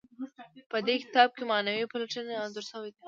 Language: Pashto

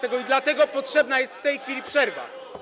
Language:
Polish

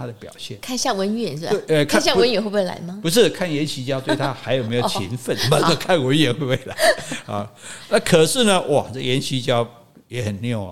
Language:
Chinese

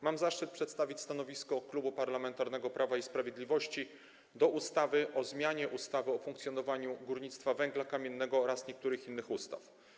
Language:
Polish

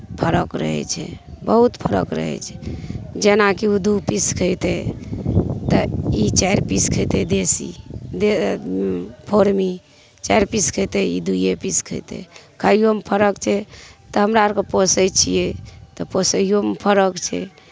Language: Maithili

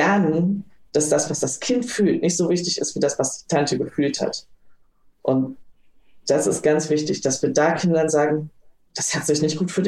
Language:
German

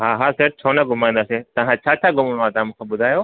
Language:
Sindhi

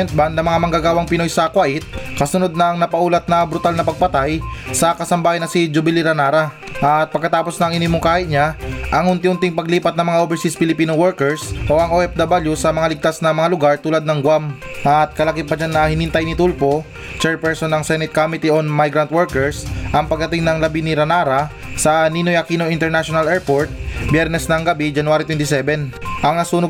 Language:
Filipino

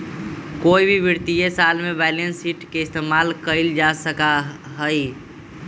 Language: Magahi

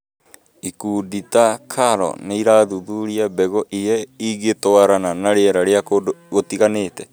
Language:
Kikuyu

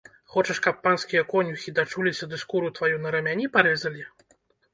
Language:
Belarusian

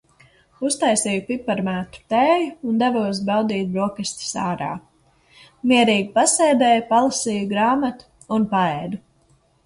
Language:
Latvian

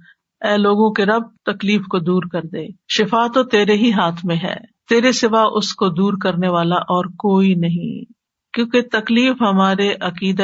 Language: Urdu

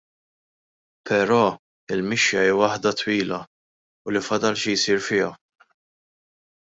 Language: Maltese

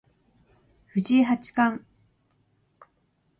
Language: Japanese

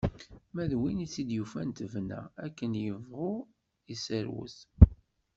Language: Kabyle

